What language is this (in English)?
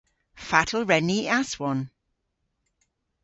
Cornish